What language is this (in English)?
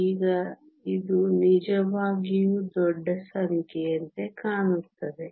Kannada